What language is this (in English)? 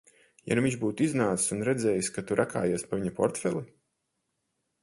Latvian